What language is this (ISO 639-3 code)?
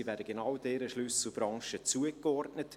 gsw